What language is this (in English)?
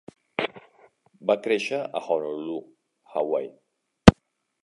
Catalan